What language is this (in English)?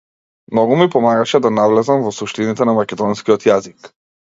Macedonian